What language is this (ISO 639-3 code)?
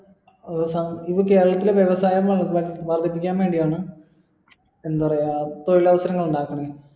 mal